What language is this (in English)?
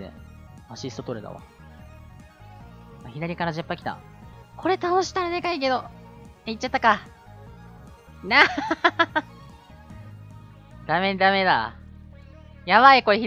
Japanese